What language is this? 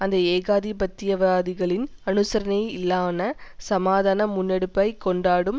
Tamil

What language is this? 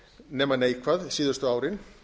Icelandic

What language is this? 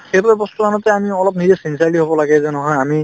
Assamese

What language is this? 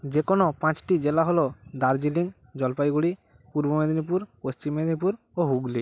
Bangla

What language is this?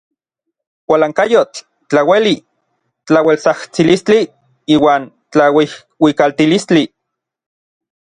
Orizaba Nahuatl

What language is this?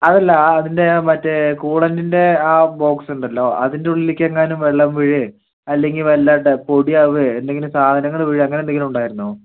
Malayalam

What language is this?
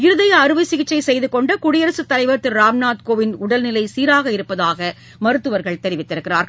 Tamil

